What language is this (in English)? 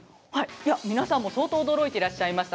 Japanese